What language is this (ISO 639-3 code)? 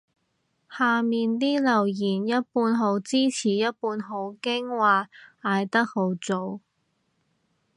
yue